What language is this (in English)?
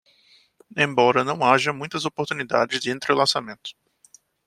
Portuguese